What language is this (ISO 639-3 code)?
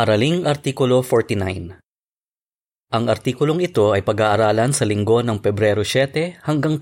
fil